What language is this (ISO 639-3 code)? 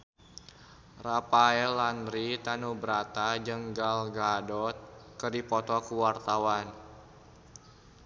sun